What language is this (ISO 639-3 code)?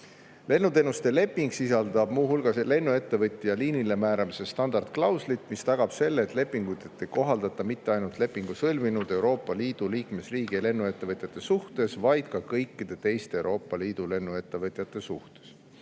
est